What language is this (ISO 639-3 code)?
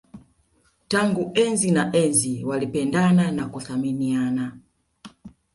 swa